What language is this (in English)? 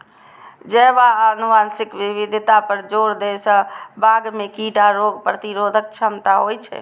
Maithili